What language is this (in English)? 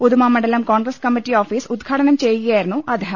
Malayalam